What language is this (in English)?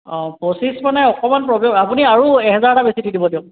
Assamese